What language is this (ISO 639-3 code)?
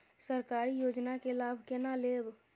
mai